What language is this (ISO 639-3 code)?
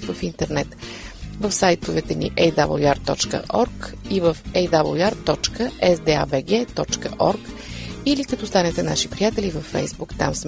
bul